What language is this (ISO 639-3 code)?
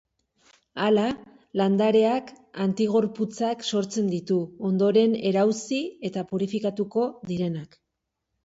eus